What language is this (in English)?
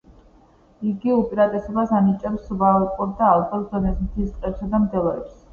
Georgian